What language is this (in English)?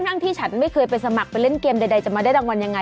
Thai